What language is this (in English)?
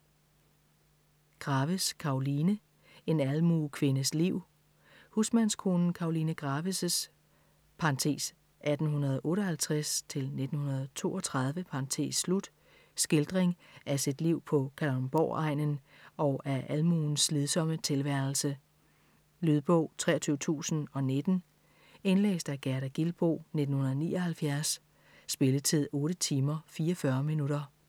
Danish